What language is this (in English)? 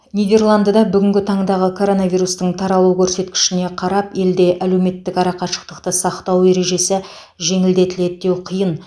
Kazakh